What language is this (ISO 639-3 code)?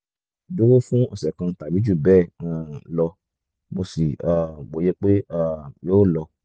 yor